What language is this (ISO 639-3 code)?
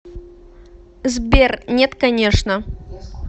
rus